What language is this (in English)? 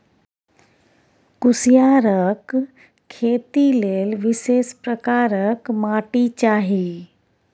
Maithili